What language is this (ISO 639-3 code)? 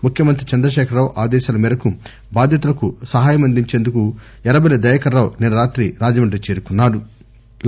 tel